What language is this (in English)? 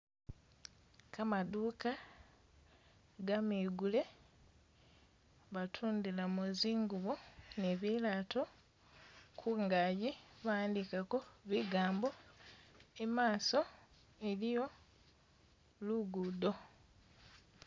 Masaaba